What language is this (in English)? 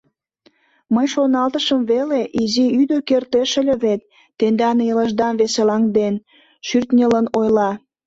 Mari